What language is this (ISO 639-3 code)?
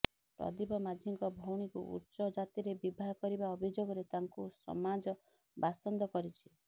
ori